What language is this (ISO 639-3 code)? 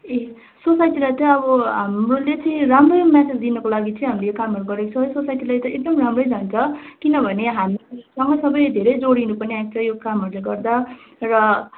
nep